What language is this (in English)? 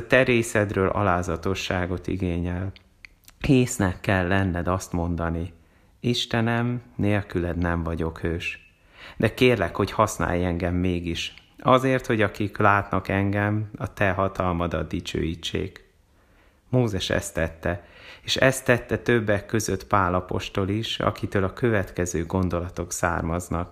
Hungarian